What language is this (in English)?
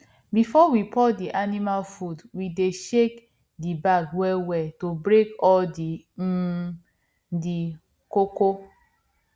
Nigerian Pidgin